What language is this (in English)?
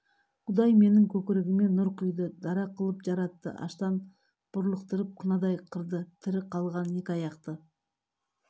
Kazakh